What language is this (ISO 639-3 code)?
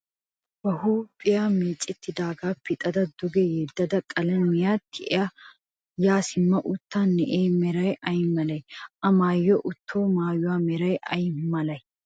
wal